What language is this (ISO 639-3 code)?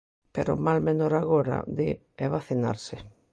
glg